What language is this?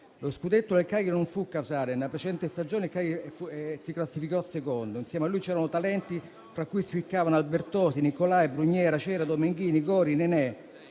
Italian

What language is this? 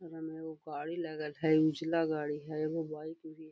Magahi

